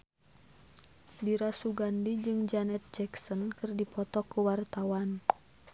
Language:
Sundanese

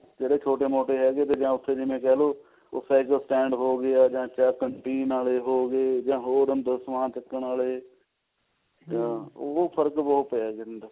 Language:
Punjabi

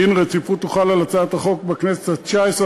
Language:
Hebrew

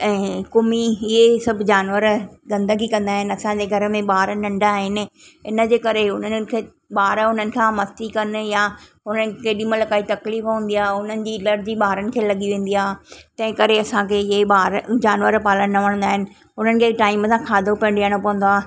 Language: Sindhi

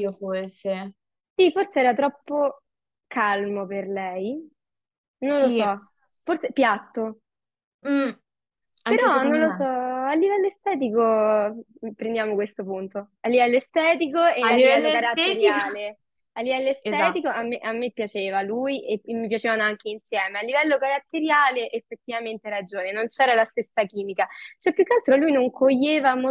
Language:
Italian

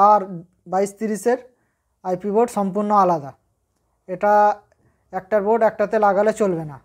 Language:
Hindi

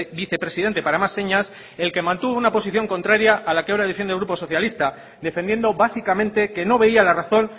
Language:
Spanish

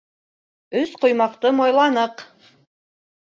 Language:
Bashkir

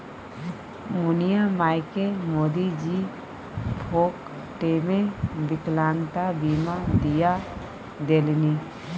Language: Maithili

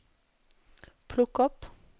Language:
Norwegian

